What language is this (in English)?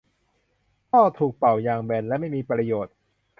Thai